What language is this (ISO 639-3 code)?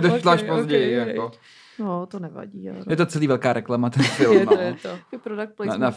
ces